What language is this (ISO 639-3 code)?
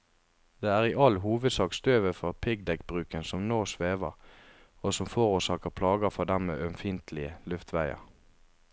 nor